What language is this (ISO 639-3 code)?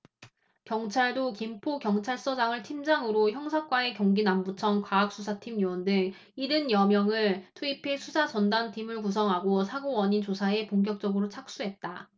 kor